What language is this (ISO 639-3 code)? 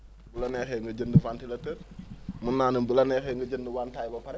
wol